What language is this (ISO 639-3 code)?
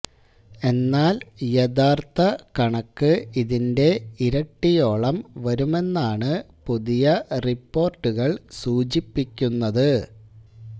mal